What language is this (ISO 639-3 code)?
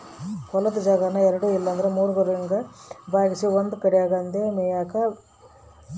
kan